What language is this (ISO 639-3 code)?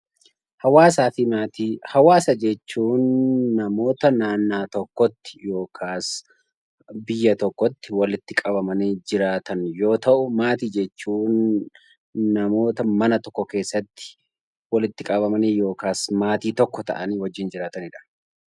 orm